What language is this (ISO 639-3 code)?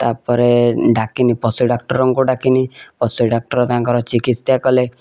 ori